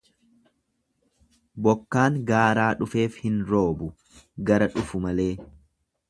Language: Oromo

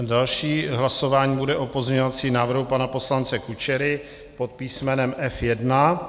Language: Czech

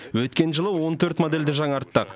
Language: Kazakh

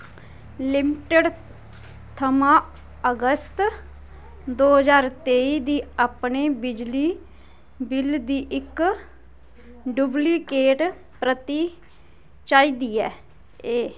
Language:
Dogri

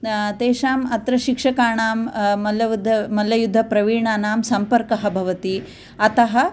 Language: Sanskrit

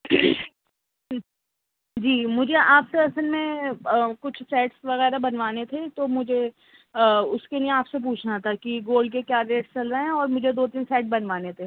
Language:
Urdu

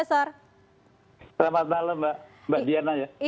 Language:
Indonesian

